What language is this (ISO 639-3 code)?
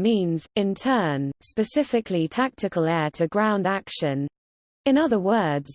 eng